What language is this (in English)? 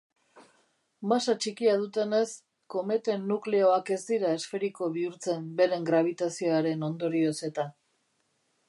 Basque